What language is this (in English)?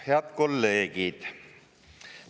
Estonian